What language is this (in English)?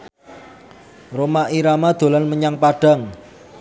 Javanese